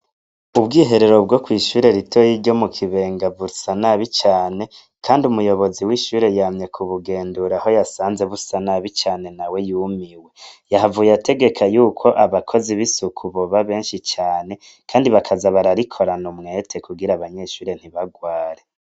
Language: Rundi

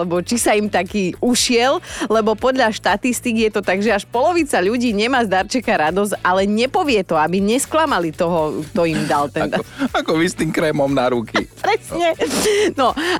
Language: Slovak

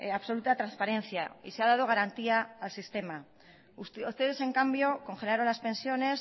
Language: Spanish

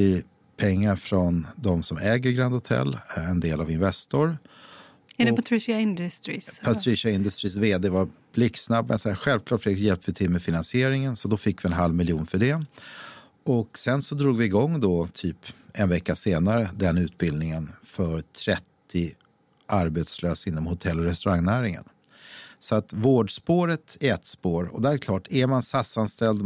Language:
Swedish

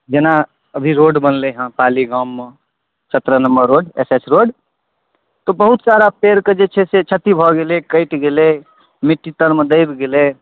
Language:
Maithili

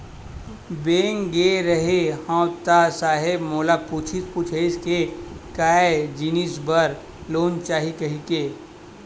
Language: Chhattisgarhi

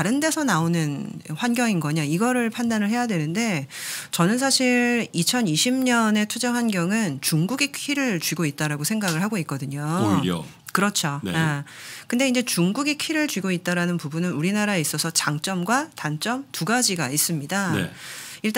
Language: Korean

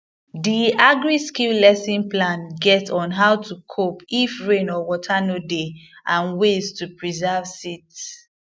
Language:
Nigerian Pidgin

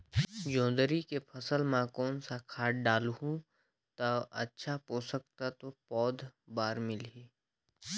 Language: Chhattisgarhi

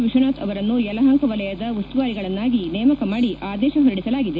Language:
Kannada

